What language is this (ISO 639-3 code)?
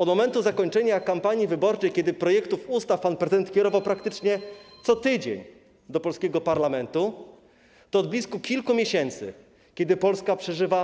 pol